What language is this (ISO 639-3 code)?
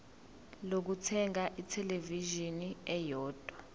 zul